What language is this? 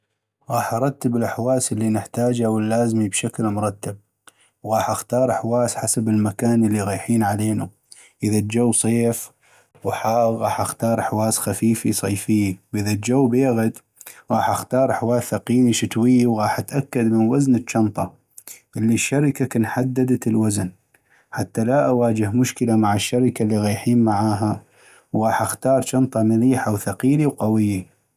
North Mesopotamian Arabic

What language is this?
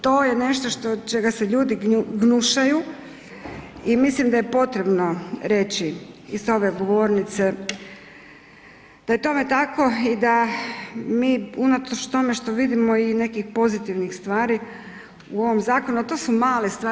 Croatian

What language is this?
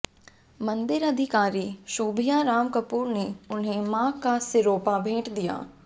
Hindi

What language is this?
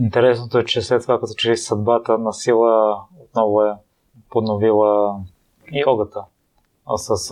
Bulgarian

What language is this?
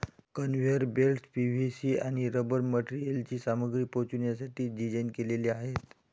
Marathi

